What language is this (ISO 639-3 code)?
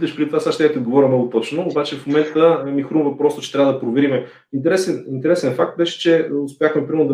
bul